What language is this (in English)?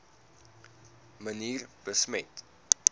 Afrikaans